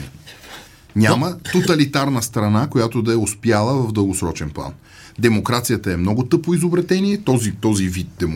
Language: Bulgarian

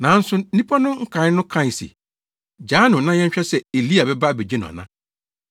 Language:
Akan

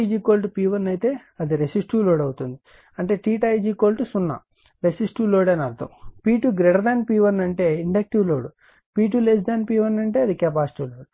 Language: Telugu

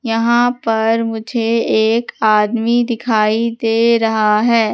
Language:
Hindi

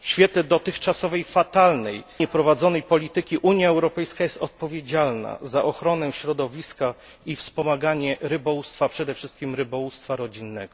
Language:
Polish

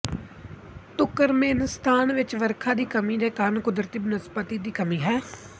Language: Punjabi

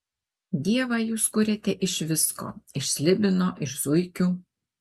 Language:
Lithuanian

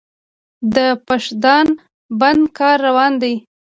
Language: Pashto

